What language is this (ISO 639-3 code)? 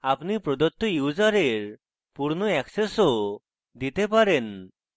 ben